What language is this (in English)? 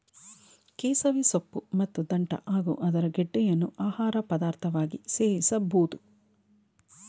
Kannada